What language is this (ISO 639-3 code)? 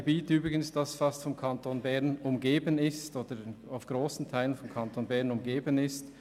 gsw